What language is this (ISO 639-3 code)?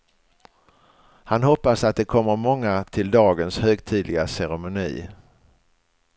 swe